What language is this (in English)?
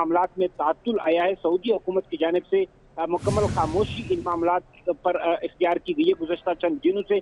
Hindi